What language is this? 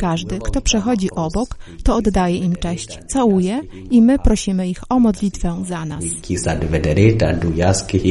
Polish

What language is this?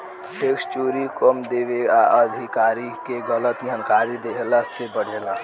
Bhojpuri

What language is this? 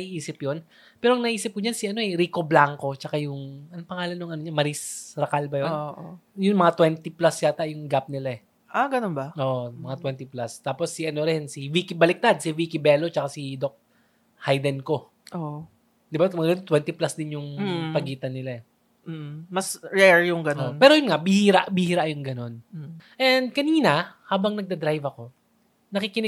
Filipino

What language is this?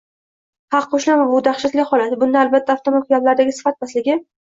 Uzbek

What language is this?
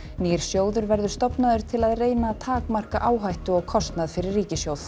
Icelandic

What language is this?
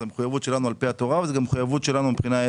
Hebrew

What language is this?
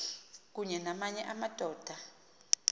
Xhosa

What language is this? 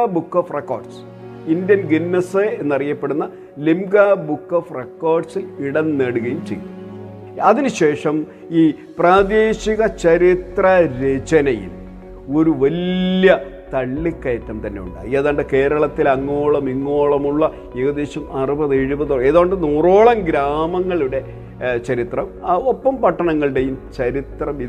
Malayalam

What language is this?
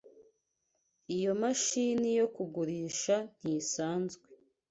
Kinyarwanda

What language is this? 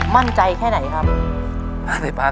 Thai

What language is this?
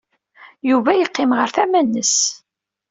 Kabyle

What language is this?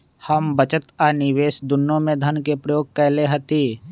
Magahi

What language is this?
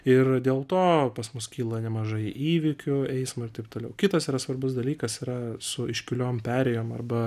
Lithuanian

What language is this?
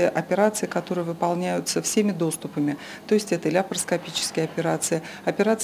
Russian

